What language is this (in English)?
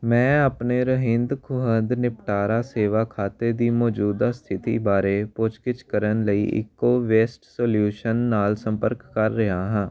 Punjabi